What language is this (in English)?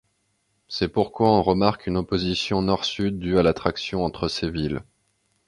French